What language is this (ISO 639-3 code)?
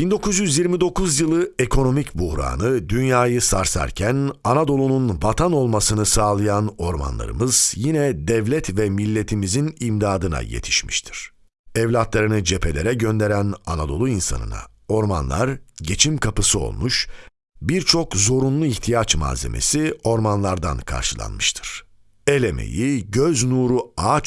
tur